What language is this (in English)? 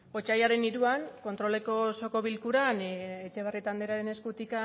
Basque